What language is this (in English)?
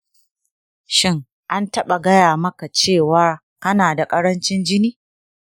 Hausa